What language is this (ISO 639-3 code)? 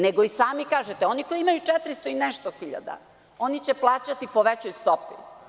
srp